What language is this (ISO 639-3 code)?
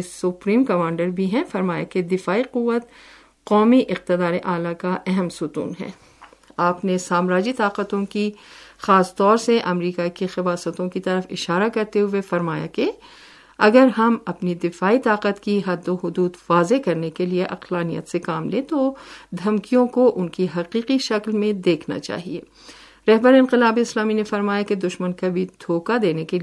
urd